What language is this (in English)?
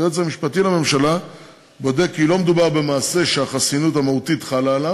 Hebrew